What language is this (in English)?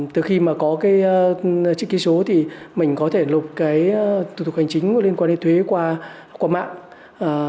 Vietnamese